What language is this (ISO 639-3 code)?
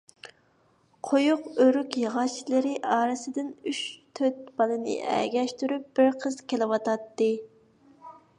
uig